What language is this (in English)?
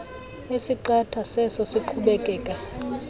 Xhosa